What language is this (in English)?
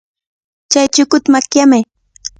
Cajatambo North Lima Quechua